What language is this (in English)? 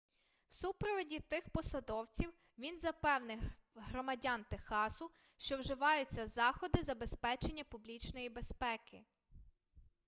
Ukrainian